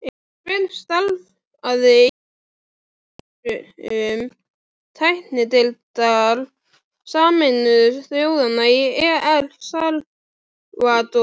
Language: Icelandic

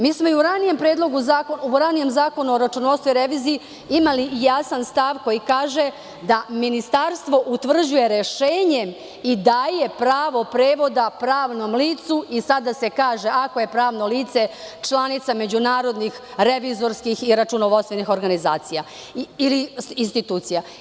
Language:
Serbian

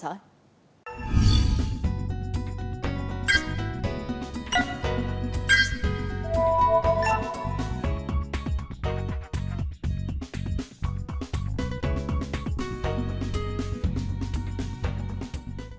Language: Vietnamese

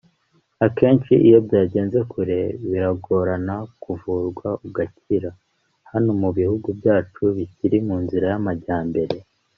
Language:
Kinyarwanda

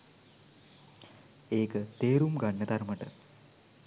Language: Sinhala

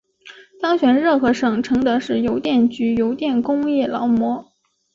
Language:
Chinese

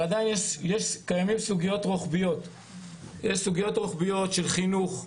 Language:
Hebrew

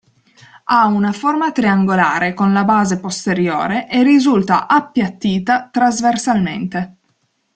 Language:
Italian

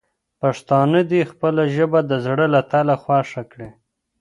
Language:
Pashto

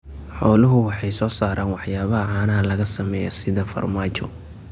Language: Somali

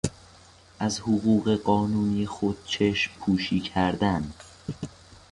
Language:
Persian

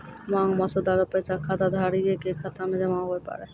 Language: Maithili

